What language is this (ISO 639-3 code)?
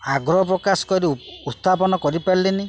ori